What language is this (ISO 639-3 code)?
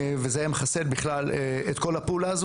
heb